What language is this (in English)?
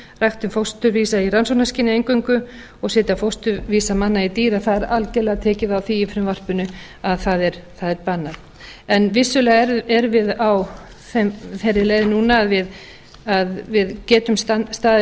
Icelandic